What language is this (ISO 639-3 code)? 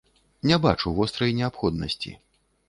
bel